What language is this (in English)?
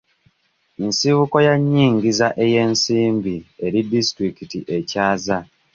Ganda